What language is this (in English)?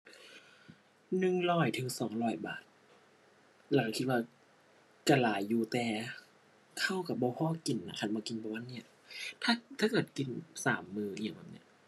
Thai